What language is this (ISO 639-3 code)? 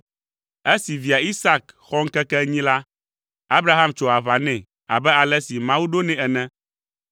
ewe